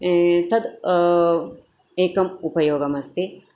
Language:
Sanskrit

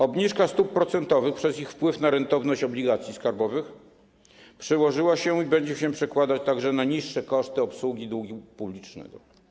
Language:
Polish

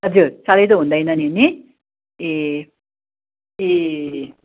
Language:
Nepali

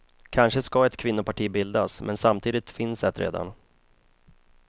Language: Swedish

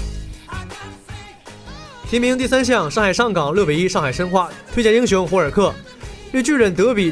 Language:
Chinese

